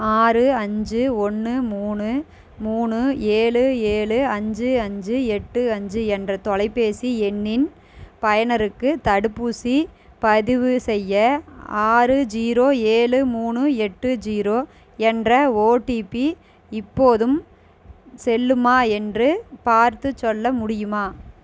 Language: Tamil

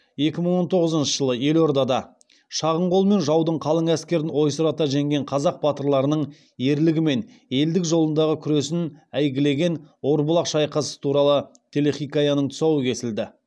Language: Kazakh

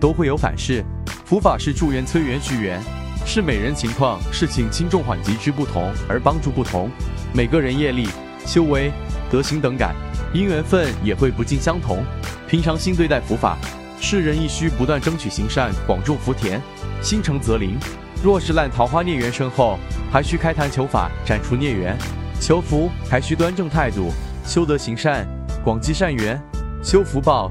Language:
Chinese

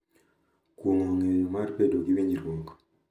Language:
Luo (Kenya and Tanzania)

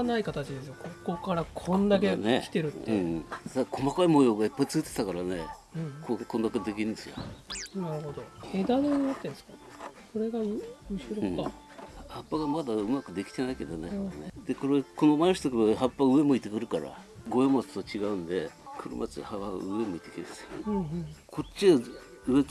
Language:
Japanese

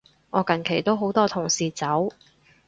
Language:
Cantonese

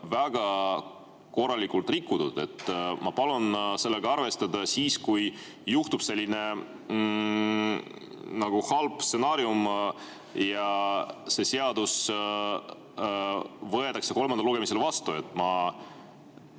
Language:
Estonian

